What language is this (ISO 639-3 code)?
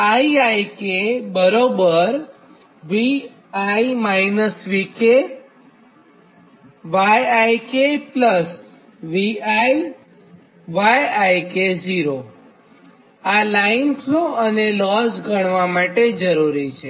guj